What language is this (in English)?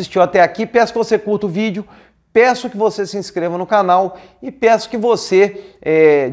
Portuguese